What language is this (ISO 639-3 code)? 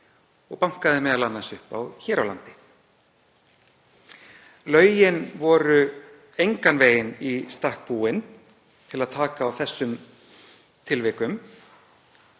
isl